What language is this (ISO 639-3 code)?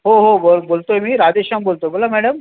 mar